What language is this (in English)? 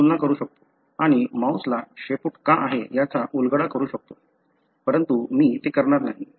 Marathi